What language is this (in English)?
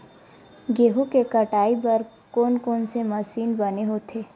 Chhattisgarhi